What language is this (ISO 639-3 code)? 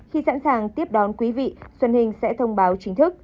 vie